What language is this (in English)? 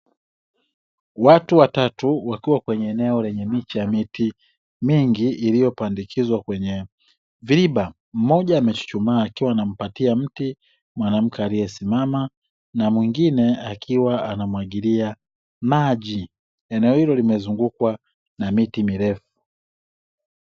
Swahili